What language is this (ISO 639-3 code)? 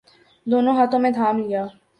urd